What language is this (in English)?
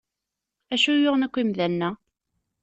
Kabyle